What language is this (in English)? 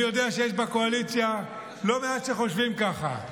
Hebrew